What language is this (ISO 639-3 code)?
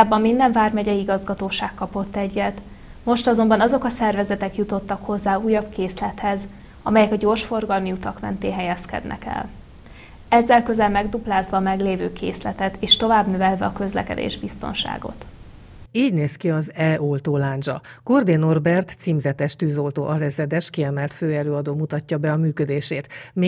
hun